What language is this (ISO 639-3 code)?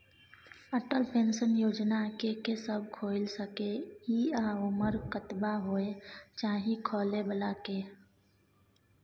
mai